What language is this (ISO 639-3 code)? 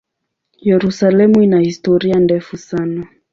swa